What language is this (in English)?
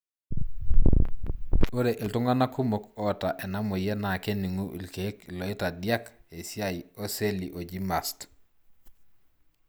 Masai